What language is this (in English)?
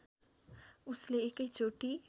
Nepali